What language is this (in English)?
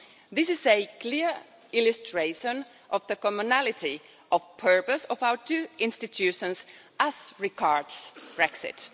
English